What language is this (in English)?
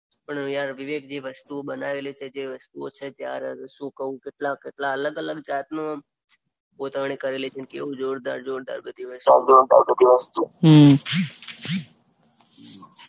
Gujarati